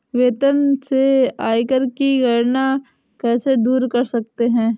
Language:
Hindi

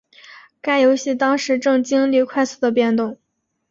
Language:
Chinese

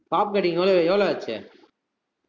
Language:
Tamil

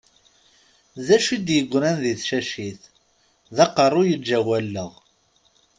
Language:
Kabyle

